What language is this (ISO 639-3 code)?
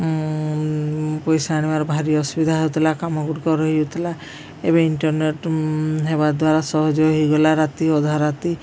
ori